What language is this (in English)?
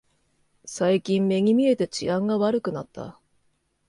Japanese